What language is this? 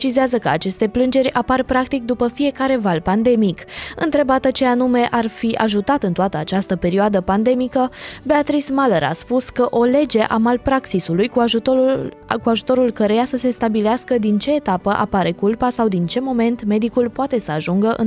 Romanian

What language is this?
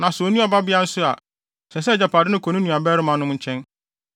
Akan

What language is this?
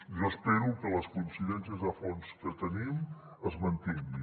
Catalan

